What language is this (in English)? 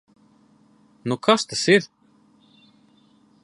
Latvian